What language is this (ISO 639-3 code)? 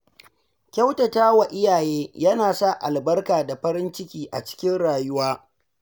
hau